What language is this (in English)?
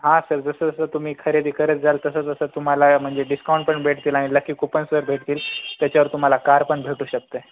Marathi